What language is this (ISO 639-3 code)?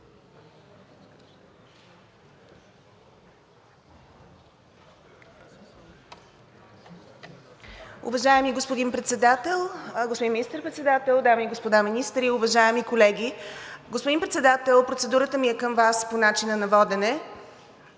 bul